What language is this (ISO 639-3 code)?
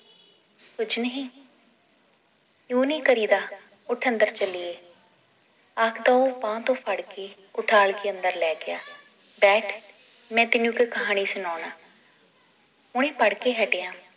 pan